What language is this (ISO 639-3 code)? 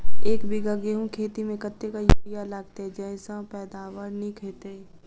mai